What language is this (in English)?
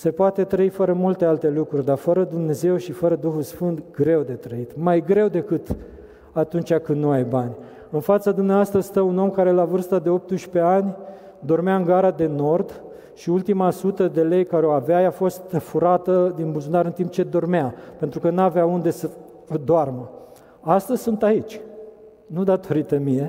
Romanian